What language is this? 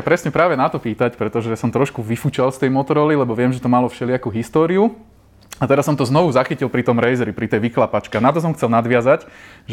Slovak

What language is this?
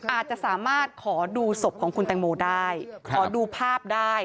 Thai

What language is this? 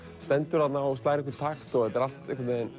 Icelandic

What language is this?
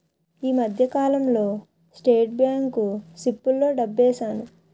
Telugu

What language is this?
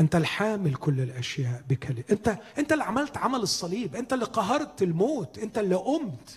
Arabic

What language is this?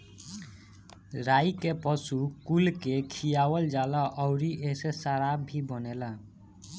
Bhojpuri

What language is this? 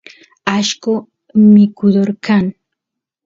Santiago del Estero Quichua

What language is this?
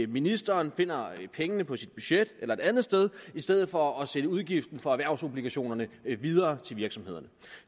Danish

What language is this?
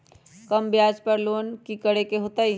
Magahi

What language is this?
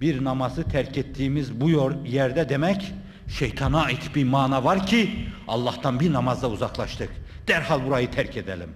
Turkish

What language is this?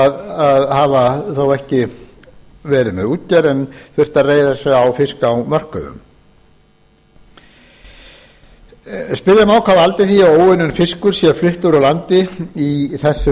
Icelandic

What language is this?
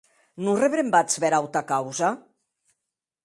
Occitan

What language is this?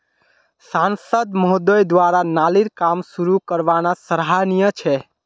Magahi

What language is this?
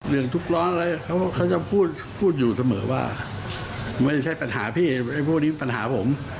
Thai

